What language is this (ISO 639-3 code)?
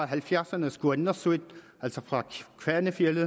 dan